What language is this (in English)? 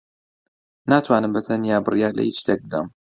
Central Kurdish